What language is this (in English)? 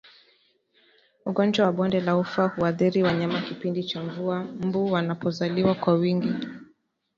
Swahili